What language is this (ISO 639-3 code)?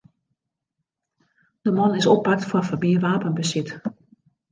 fry